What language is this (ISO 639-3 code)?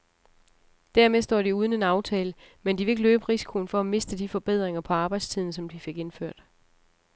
dan